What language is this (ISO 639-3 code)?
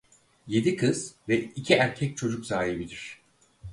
tur